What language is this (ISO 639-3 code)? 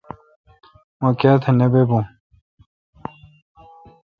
xka